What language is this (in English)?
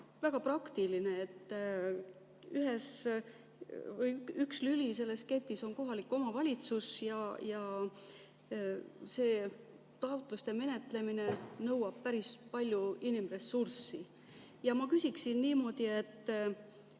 Estonian